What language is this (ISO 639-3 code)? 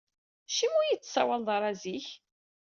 kab